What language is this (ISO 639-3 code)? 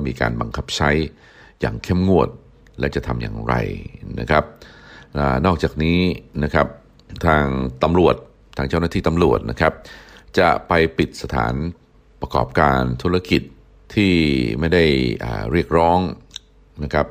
tha